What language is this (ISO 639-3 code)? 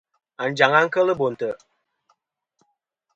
bkm